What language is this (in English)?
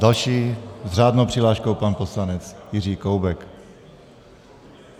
Czech